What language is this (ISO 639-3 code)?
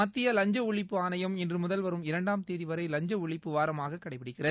tam